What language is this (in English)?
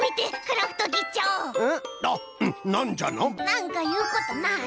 Japanese